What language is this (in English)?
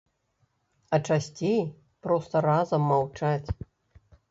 Belarusian